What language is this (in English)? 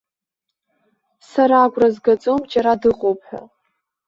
Abkhazian